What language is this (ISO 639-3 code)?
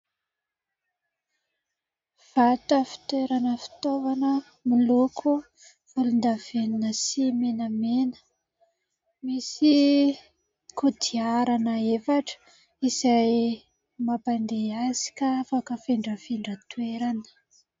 mlg